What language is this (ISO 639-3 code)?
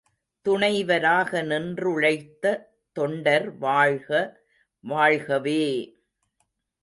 tam